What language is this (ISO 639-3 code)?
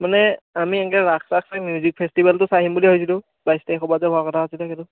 asm